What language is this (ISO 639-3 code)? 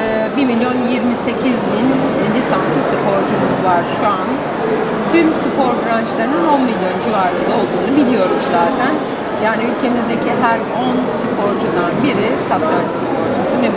tur